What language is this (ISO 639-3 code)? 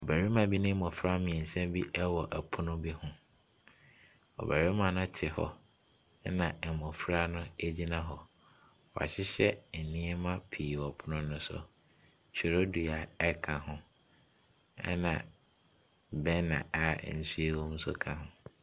aka